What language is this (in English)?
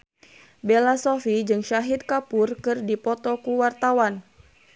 Sundanese